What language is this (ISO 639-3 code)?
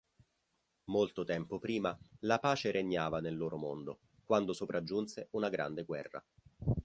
ita